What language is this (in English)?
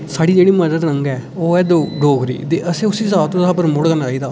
Dogri